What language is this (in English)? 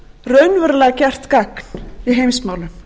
Icelandic